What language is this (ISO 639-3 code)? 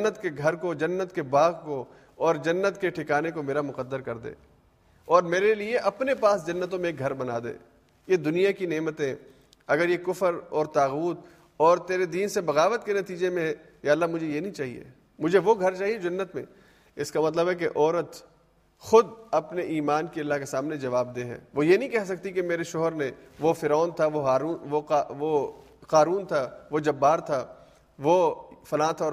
urd